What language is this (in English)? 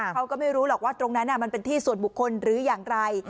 Thai